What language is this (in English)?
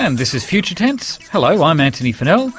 English